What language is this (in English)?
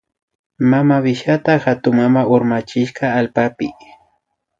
Imbabura Highland Quichua